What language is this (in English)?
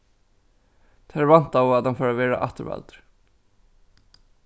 Faroese